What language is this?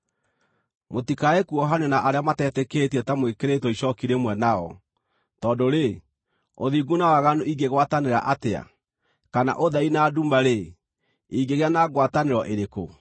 Kikuyu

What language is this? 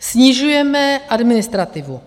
Czech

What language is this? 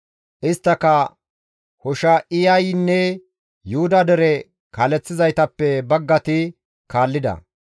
Gamo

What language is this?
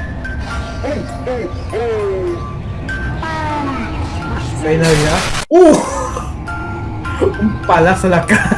Spanish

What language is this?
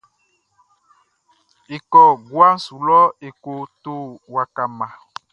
Baoulé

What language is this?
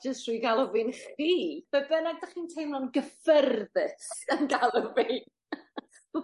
Welsh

